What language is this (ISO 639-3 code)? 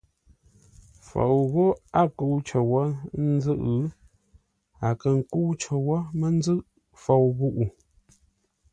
nla